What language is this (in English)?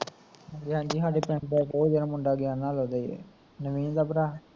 Punjabi